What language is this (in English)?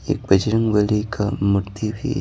Hindi